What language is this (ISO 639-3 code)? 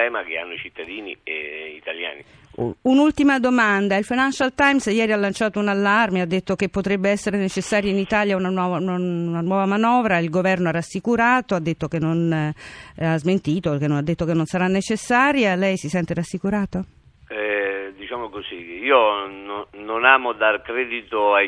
ita